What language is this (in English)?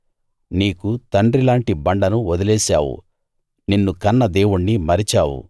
Telugu